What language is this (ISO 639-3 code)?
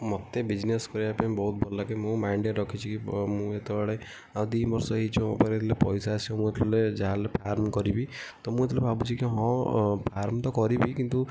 ori